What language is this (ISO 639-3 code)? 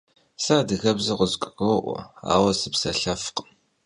kbd